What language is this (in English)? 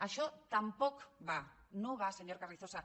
Catalan